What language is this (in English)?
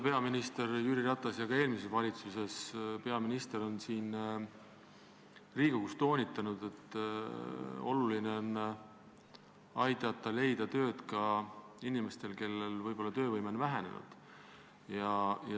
Estonian